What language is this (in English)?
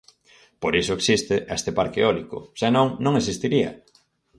Galician